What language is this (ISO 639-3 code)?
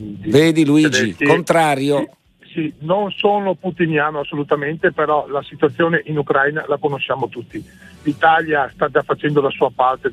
ita